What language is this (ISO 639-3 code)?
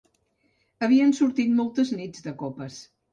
cat